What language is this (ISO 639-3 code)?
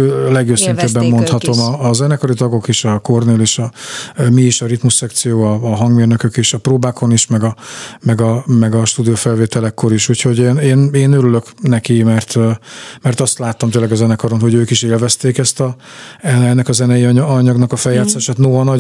hun